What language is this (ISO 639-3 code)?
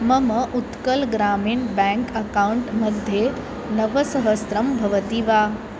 san